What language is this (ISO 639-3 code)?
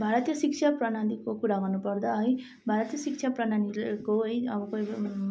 nep